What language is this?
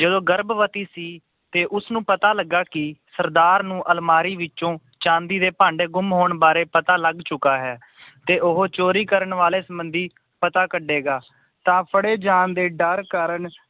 Punjabi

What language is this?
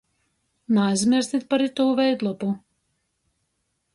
Latgalian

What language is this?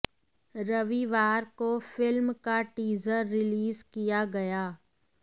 Hindi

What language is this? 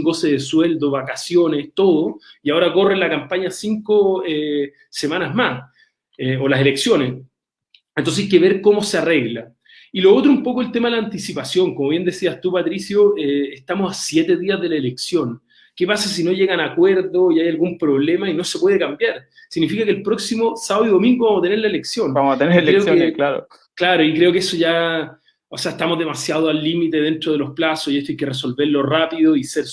Spanish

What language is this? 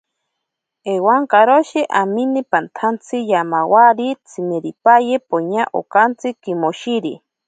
Ashéninka Perené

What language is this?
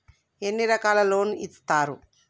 Telugu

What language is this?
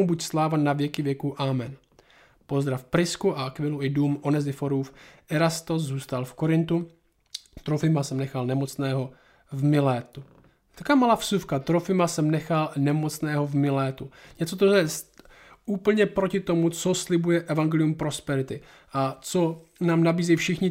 Czech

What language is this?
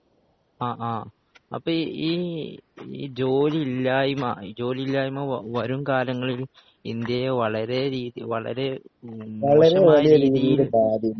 Malayalam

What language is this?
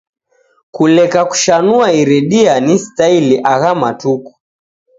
Taita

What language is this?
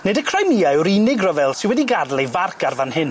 Welsh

